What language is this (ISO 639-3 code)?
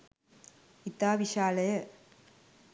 sin